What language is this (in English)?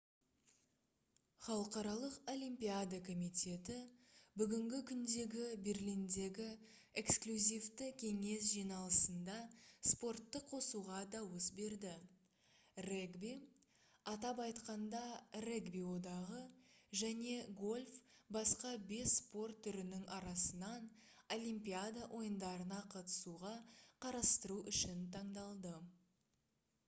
Kazakh